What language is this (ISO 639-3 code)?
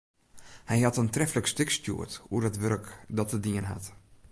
fry